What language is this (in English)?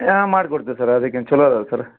Kannada